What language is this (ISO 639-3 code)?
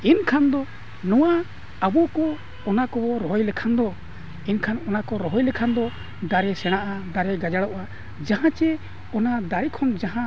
sat